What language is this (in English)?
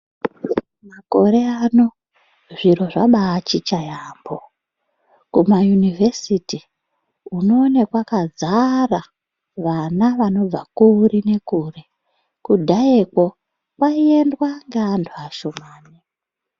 Ndau